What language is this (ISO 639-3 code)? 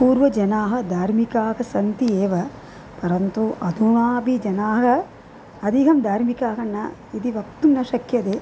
san